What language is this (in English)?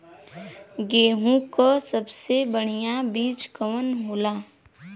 Bhojpuri